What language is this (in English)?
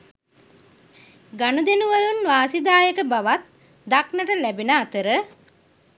Sinhala